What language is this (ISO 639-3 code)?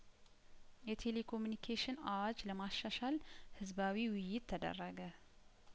amh